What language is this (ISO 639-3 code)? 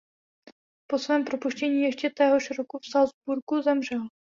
ces